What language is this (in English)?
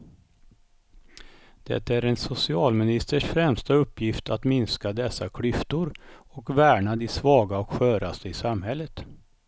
Swedish